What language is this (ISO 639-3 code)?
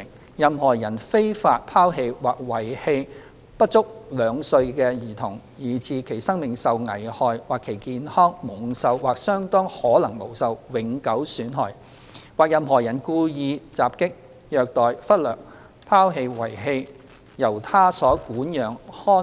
yue